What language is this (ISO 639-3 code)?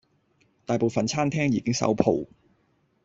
yue